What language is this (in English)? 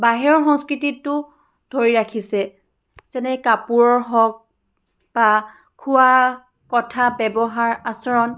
Assamese